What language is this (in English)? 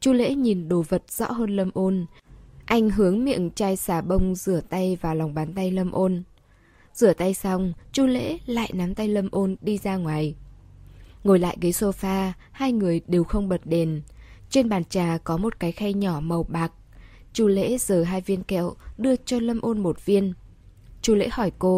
Vietnamese